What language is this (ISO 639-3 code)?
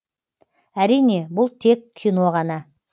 kaz